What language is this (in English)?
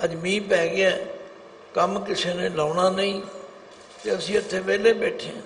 Hindi